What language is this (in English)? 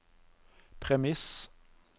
Norwegian